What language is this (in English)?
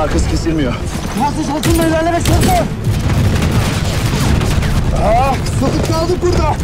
Turkish